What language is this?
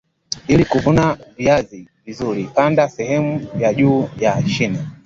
Swahili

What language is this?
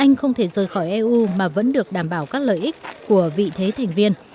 Vietnamese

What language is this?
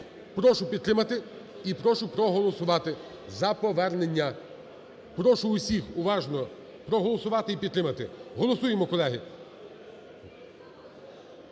Ukrainian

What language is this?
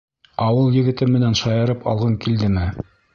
Bashkir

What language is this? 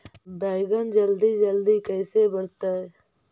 Magahi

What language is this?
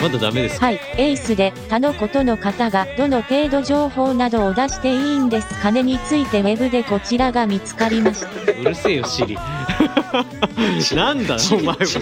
Japanese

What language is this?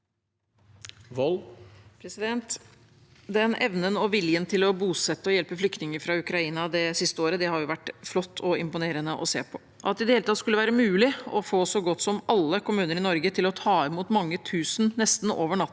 Norwegian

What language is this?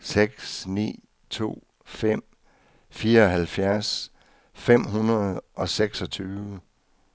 Danish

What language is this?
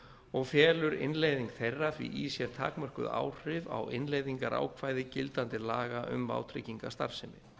Icelandic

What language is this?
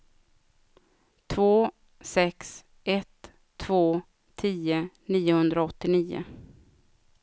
Swedish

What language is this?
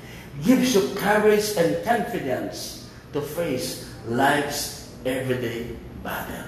Filipino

